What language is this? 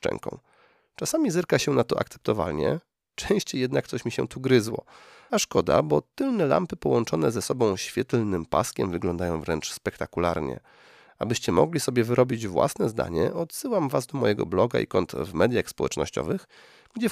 Polish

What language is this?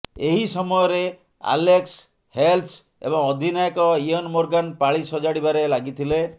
Odia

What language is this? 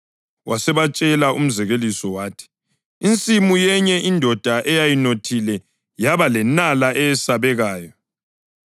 North Ndebele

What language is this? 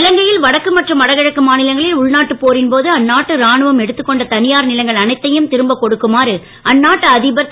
Tamil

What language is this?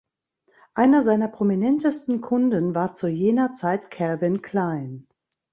German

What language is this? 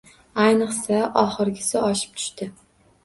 Uzbek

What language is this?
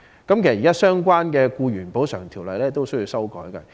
Cantonese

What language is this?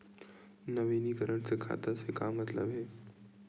Chhattisgarhi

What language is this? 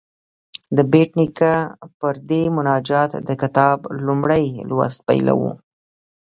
Pashto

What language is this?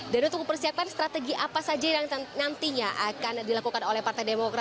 Indonesian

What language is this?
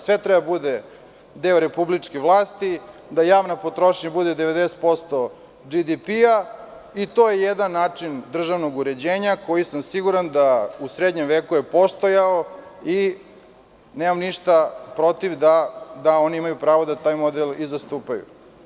Serbian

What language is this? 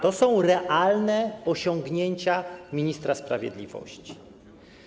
Polish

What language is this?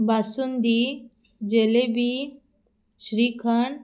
Marathi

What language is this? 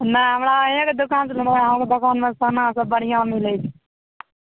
Maithili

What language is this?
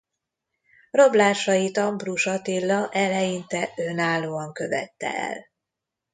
Hungarian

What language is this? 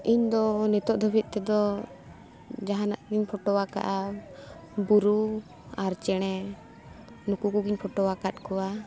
Santali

